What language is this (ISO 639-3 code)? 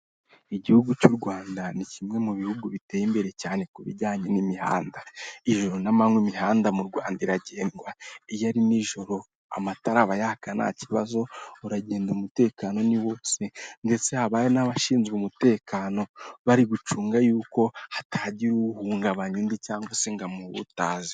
kin